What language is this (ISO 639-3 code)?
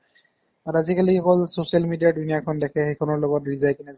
asm